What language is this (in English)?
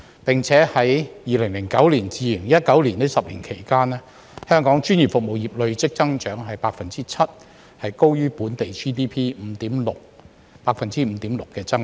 Cantonese